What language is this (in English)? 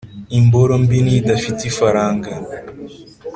Kinyarwanda